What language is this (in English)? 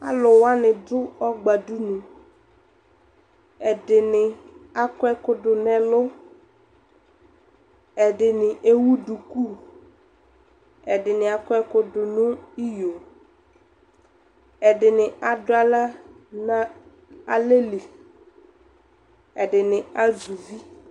Ikposo